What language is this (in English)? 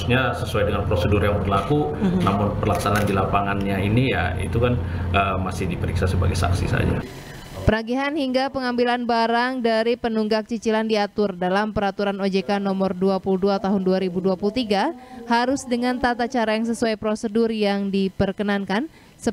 Indonesian